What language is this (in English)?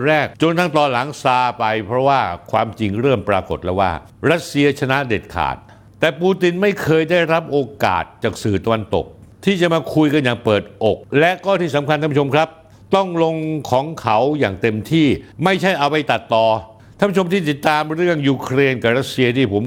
Thai